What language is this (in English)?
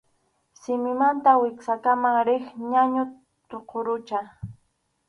Arequipa-La Unión Quechua